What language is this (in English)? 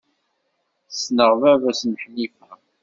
Kabyle